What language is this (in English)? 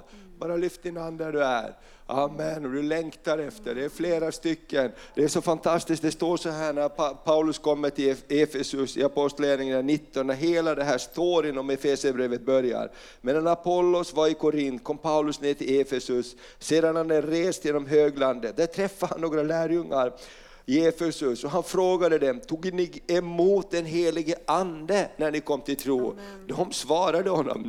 Swedish